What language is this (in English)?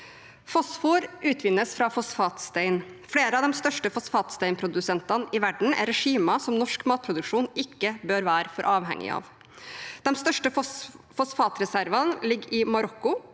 Norwegian